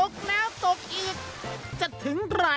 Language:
Thai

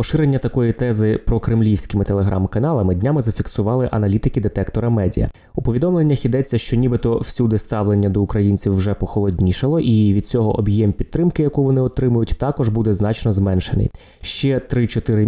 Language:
Ukrainian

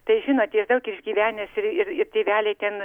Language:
Lithuanian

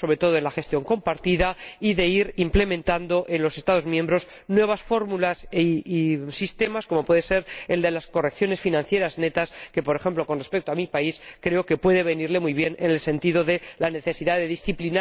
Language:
Spanish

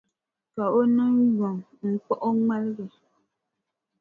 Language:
Dagbani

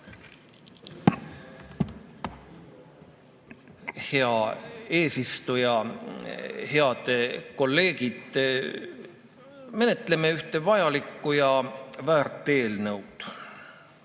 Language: Estonian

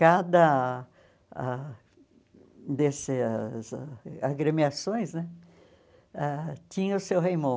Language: Portuguese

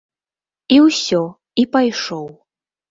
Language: Belarusian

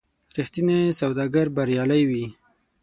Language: Pashto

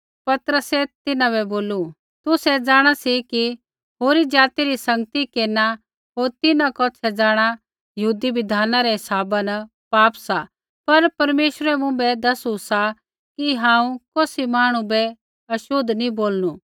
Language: Kullu Pahari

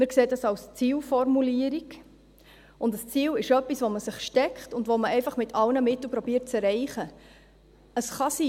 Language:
Swiss German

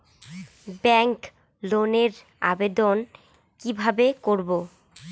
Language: Bangla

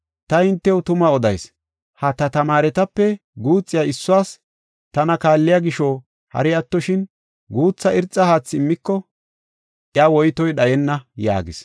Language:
Gofa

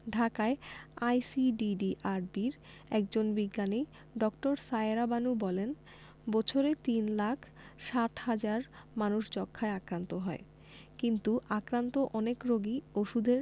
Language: Bangla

